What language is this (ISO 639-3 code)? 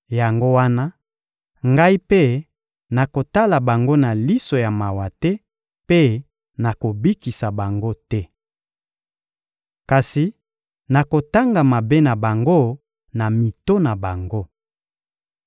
lin